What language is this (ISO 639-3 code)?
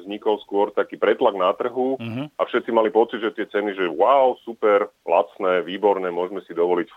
slk